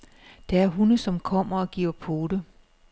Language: Danish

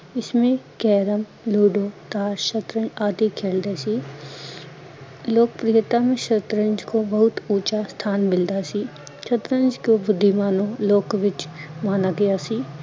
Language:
Punjabi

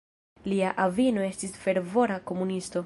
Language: Esperanto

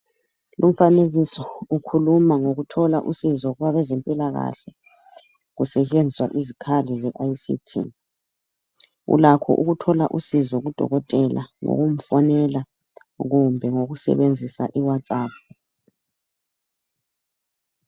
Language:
North Ndebele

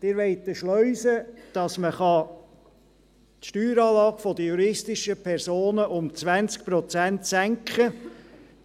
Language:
Swiss German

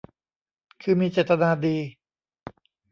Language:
Thai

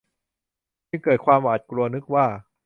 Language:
Thai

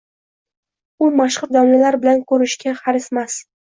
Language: Uzbek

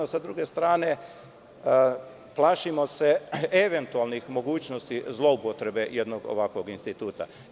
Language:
Serbian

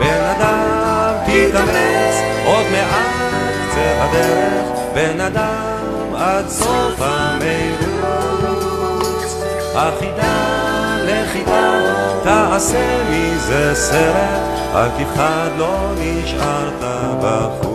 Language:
Hebrew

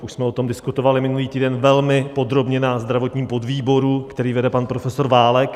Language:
Czech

